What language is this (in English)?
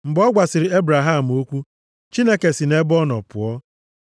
Igbo